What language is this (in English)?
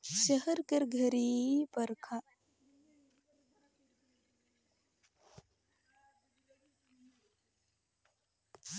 Chhattisgarhi